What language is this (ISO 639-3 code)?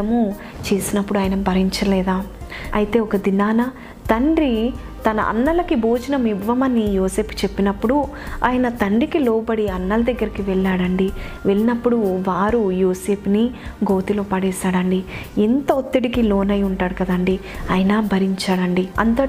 tel